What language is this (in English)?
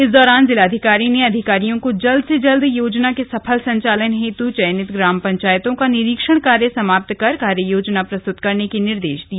Hindi